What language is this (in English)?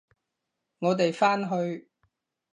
Cantonese